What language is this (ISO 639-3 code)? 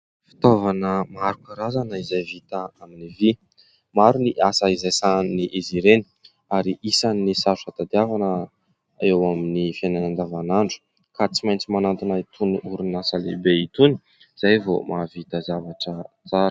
mlg